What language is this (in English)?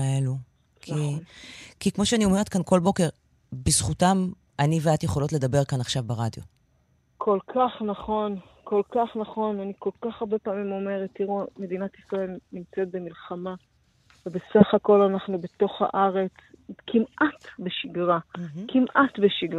Hebrew